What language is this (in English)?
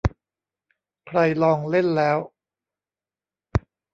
Thai